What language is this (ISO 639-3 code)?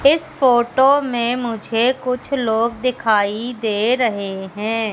hin